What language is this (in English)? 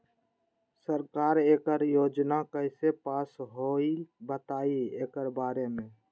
Magahi